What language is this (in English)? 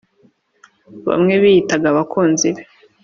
Kinyarwanda